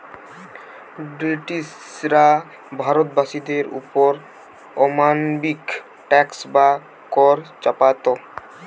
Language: Bangla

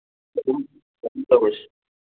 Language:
Manipuri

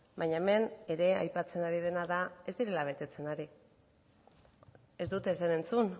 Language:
Basque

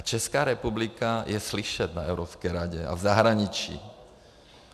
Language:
Czech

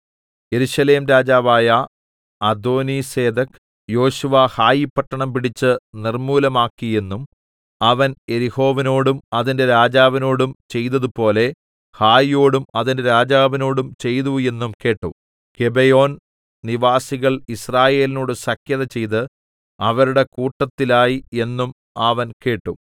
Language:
Malayalam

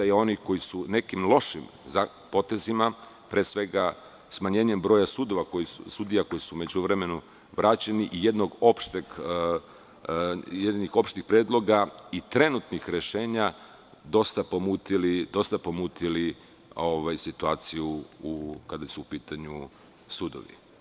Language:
Serbian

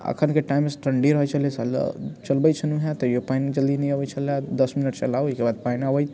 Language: Maithili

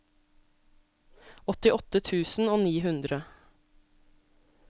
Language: Norwegian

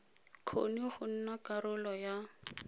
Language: Tswana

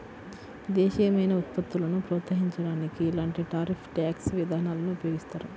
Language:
Telugu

